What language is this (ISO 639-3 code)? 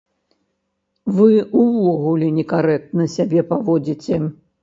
bel